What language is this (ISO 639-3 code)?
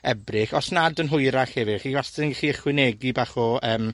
cym